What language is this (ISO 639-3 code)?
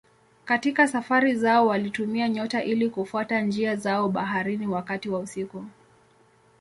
swa